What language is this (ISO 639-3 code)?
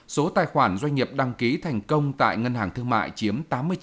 vie